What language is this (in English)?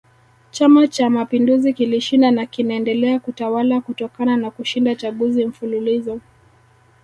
Swahili